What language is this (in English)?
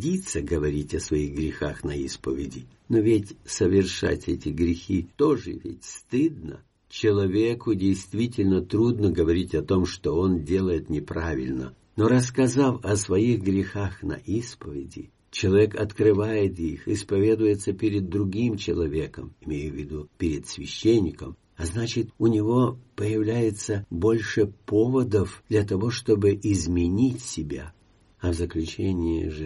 Russian